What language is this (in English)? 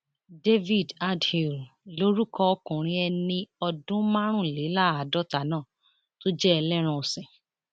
Yoruba